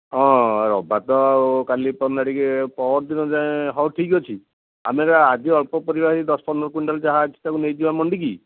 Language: Odia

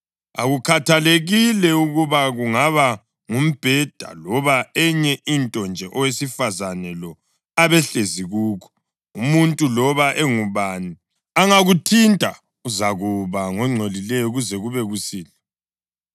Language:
North Ndebele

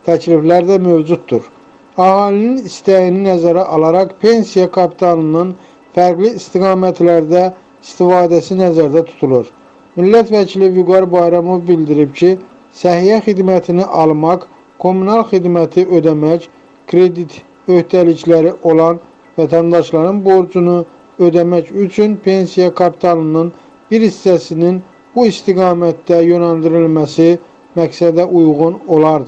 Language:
Turkish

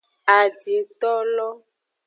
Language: Aja (Benin)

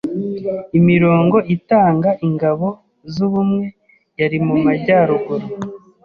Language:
Kinyarwanda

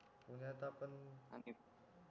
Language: Marathi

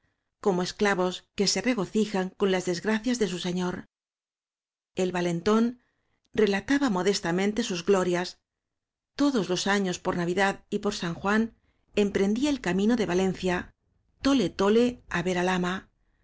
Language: Spanish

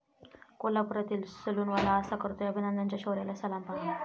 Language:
Marathi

